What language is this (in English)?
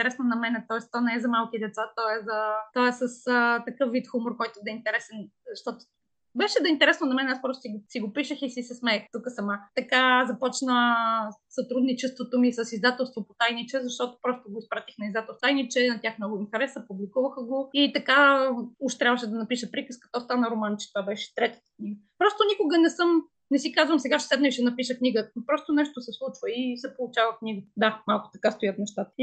Bulgarian